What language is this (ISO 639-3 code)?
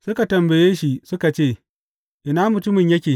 hau